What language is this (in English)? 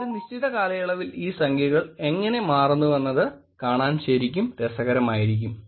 Malayalam